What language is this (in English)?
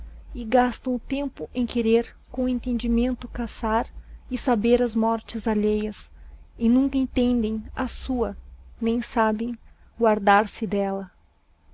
Portuguese